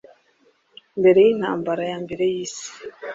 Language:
Kinyarwanda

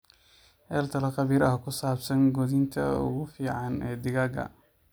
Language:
Somali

